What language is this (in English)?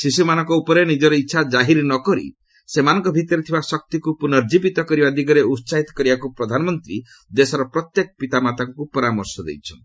Odia